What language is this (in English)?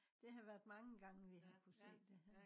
Danish